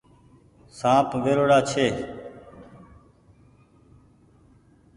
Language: Goaria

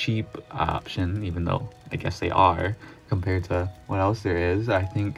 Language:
English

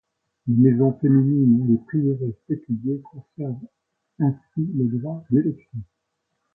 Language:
French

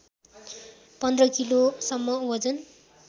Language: Nepali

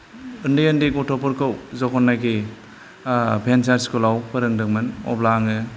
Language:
Bodo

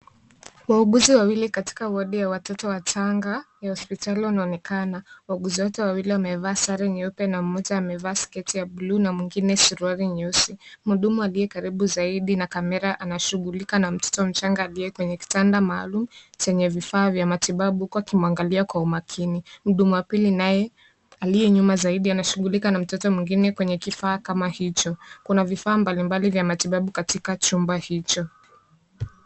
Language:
Swahili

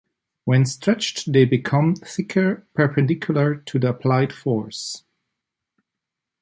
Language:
English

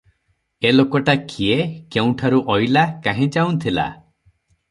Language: Odia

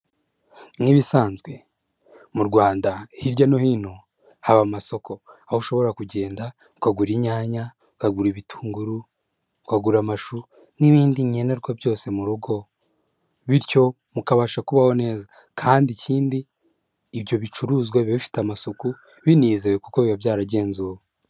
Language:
Kinyarwanda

